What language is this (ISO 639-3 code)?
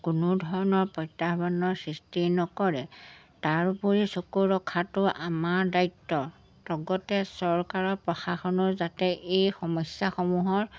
asm